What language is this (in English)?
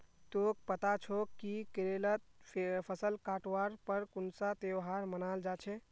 Magahi